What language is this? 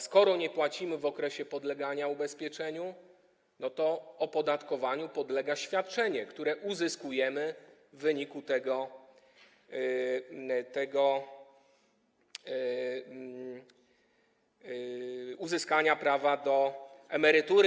Polish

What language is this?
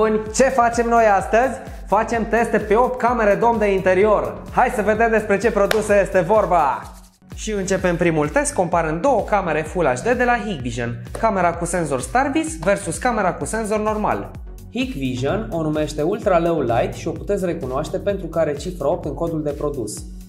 Romanian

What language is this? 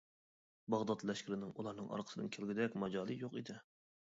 Uyghur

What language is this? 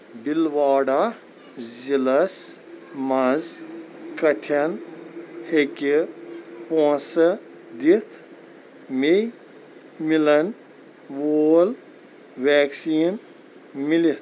Kashmiri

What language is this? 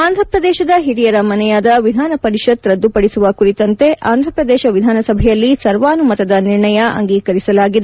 Kannada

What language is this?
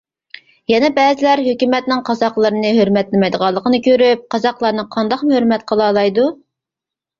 Uyghur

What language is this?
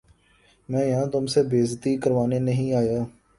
Urdu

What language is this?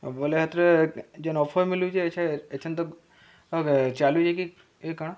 Odia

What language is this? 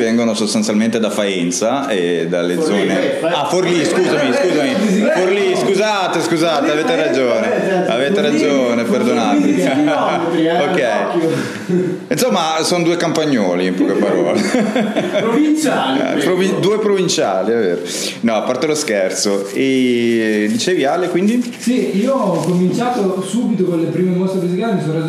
Italian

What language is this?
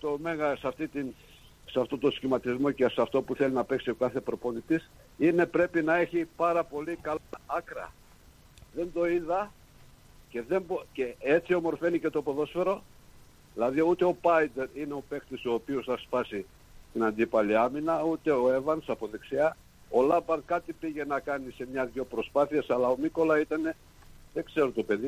Greek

